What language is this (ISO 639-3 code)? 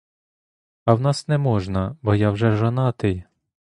ukr